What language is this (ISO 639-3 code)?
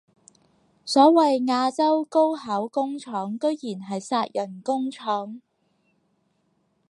yue